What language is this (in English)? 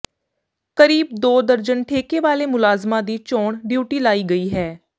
Punjabi